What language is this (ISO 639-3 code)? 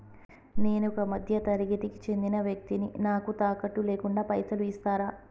tel